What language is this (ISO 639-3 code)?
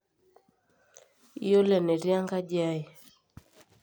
mas